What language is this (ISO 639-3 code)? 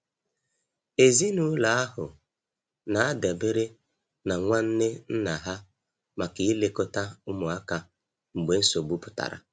ibo